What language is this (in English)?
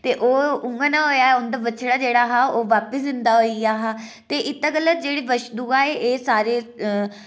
Dogri